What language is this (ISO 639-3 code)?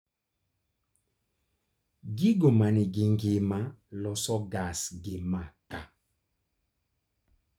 luo